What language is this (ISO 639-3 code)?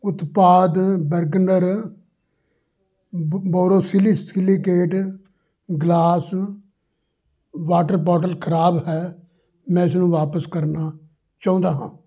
pan